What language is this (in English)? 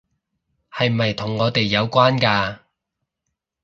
Cantonese